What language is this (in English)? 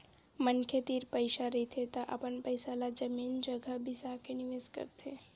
Chhattisgarhi